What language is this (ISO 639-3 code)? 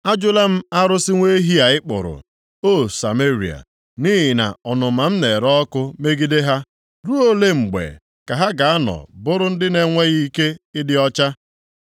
ibo